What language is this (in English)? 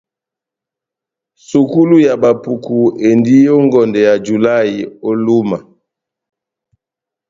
Batanga